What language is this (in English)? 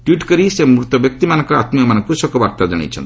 Odia